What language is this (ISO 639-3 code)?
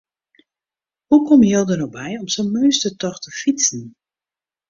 fry